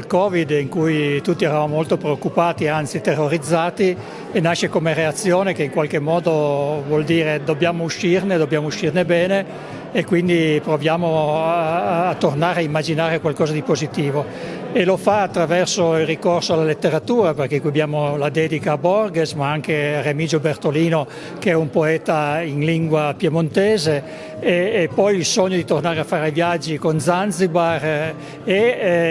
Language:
Italian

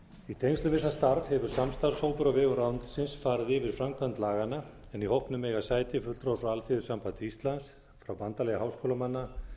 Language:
Icelandic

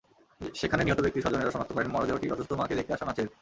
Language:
Bangla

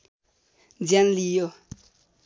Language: Nepali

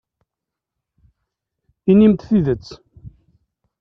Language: Kabyle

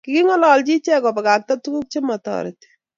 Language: Kalenjin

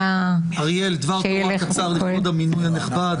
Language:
Hebrew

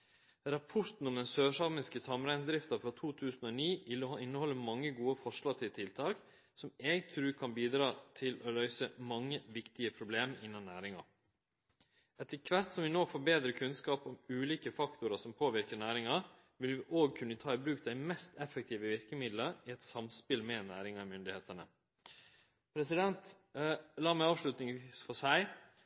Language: Norwegian Nynorsk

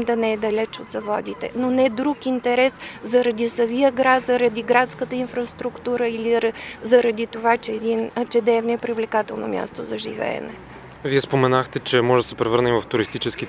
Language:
Bulgarian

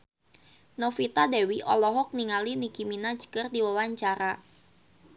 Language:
Sundanese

